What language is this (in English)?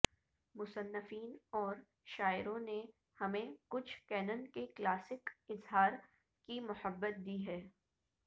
Urdu